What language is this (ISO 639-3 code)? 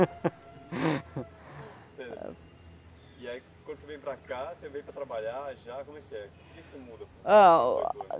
por